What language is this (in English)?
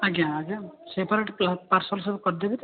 Odia